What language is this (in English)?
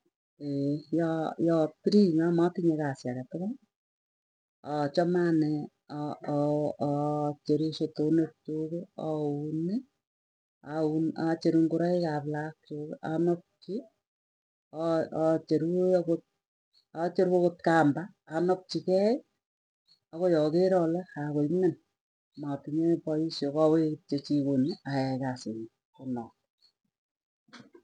Tugen